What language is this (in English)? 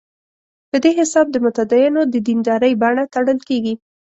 Pashto